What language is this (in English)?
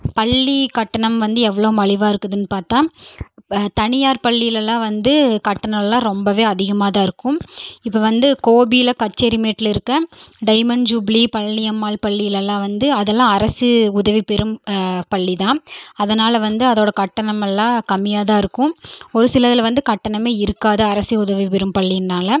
Tamil